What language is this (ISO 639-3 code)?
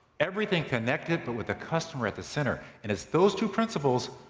eng